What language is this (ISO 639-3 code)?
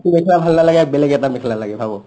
asm